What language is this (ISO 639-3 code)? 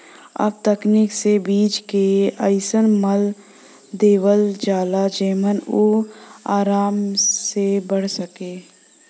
bho